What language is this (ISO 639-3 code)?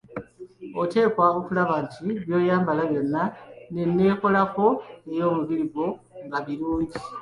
lug